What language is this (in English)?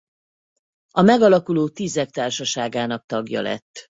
Hungarian